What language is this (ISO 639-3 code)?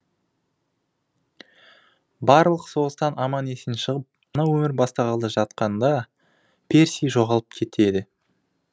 kaz